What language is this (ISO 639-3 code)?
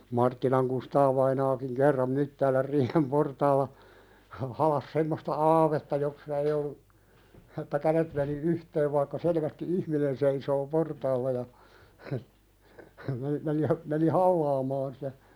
fin